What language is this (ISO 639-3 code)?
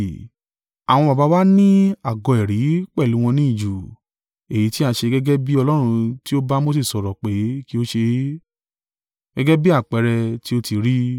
yor